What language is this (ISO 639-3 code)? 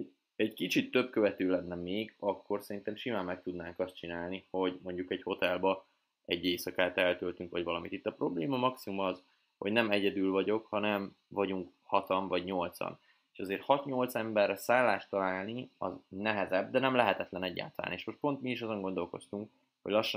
hun